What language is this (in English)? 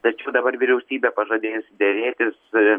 Lithuanian